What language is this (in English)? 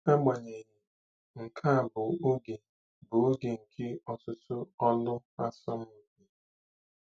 Igbo